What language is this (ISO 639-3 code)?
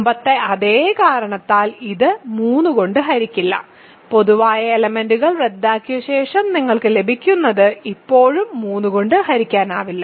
mal